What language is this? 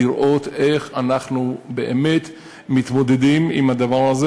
Hebrew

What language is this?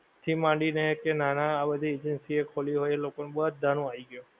Gujarati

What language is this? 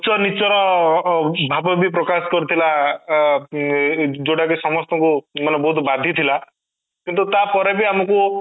Odia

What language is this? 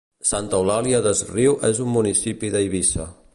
Catalan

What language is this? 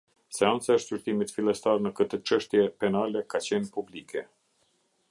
Albanian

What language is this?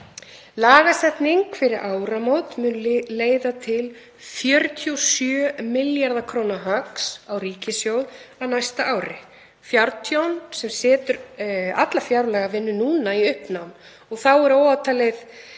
Icelandic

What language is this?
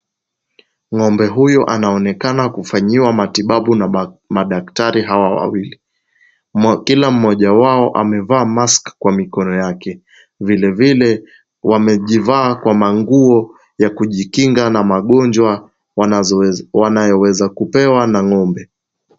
Swahili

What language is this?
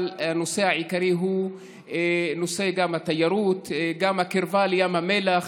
Hebrew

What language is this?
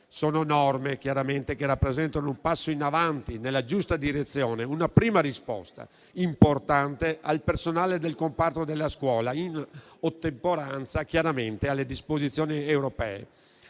Italian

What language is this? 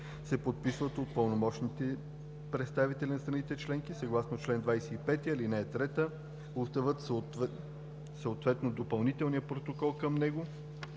Bulgarian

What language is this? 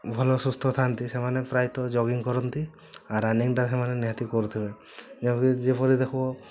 Odia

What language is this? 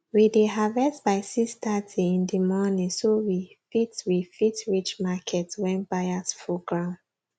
Nigerian Pidgin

